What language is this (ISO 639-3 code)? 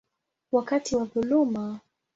swa